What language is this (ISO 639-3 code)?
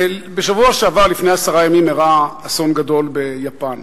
heb